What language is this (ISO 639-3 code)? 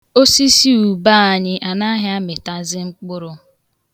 ibo